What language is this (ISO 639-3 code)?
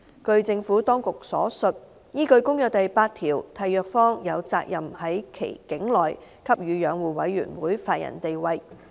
yue